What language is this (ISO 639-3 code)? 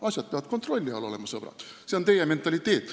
est